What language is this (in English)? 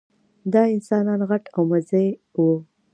Pashto